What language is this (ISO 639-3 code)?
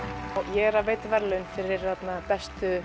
isl